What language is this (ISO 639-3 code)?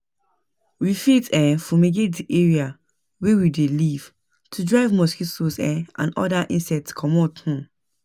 pcm